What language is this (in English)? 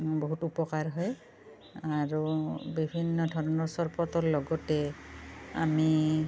Assamese